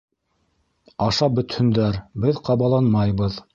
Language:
Bashkir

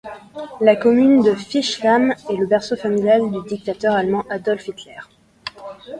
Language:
French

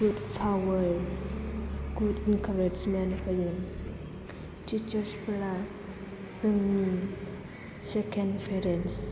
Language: Bodo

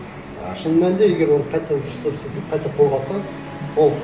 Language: Kazakh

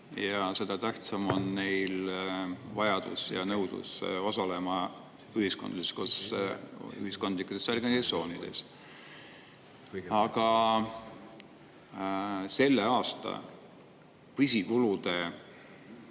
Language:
Estonian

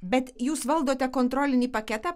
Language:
Lithuanian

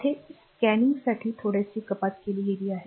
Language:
Marathi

